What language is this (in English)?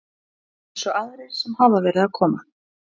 Icelandic